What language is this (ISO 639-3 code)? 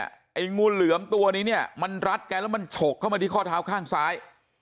tha